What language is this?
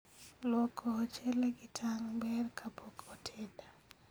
Luo (Kenya and Tanzania)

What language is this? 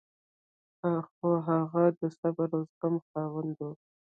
Pashto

